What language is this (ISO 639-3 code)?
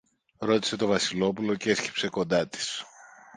ell